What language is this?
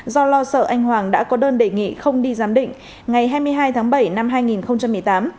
Vietnamese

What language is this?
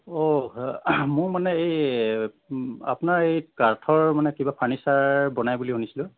Assamese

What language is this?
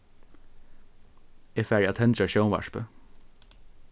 Faroese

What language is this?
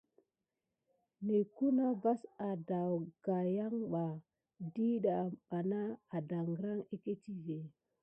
Gidar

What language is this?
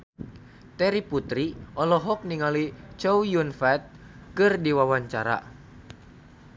Sundanese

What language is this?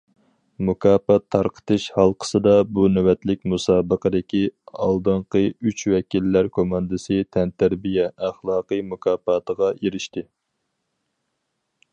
Uyghur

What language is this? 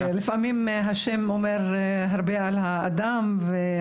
Hebrew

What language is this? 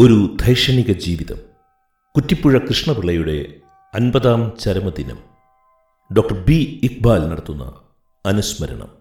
Malayalam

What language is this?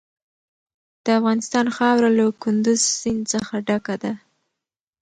Pashto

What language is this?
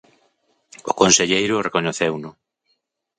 Galician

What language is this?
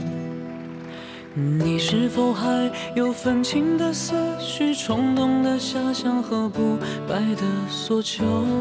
Chinese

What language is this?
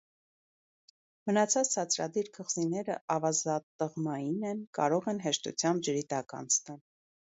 Armenian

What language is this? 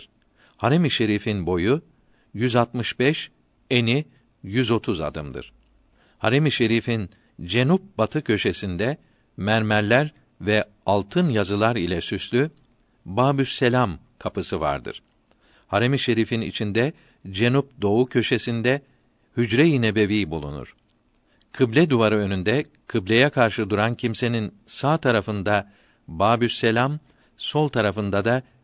Turkish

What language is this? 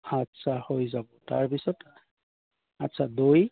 Assamese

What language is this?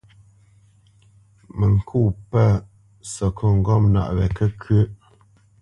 Bamenyam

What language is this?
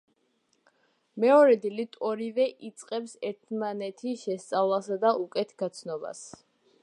Georgian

